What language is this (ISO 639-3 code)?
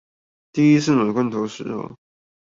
zho